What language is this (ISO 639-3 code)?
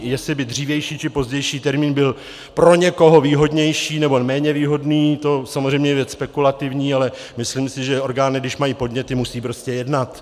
ces